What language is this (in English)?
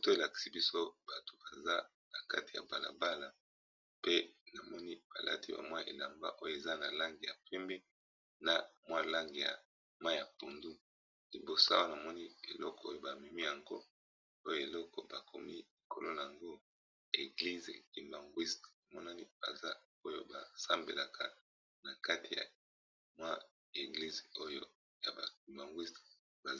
Lingala